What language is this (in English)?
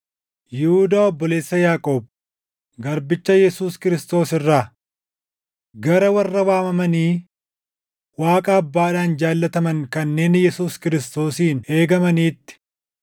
Oromo